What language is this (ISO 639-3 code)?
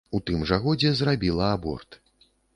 bel